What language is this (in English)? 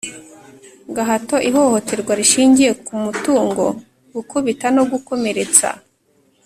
Kinyarwanda